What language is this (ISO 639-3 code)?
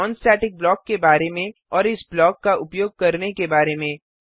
hin